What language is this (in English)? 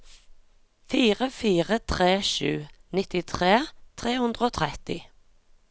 Norwegian